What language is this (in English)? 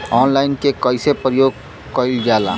Bhojpuri